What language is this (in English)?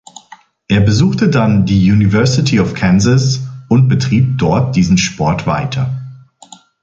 German